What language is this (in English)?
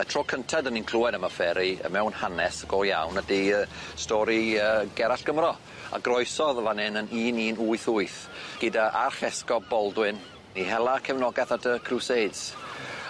Welsh